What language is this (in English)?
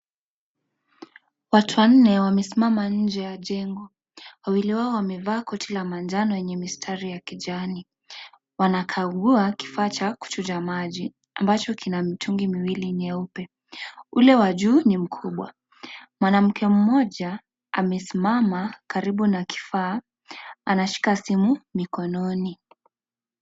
Swahili